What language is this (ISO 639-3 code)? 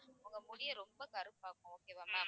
tam